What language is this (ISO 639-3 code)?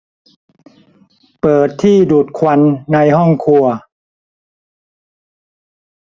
tha